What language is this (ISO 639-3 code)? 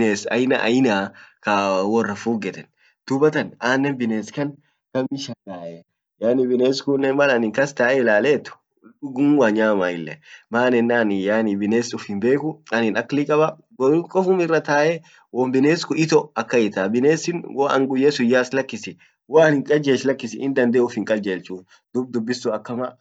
orc